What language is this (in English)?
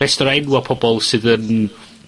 Welsh